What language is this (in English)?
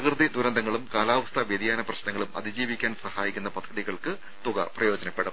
Malayalam